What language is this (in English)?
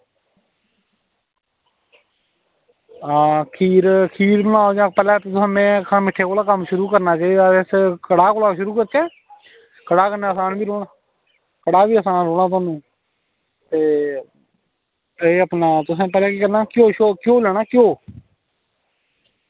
Dogri